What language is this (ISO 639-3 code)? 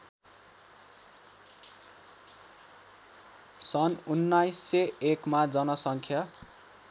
nep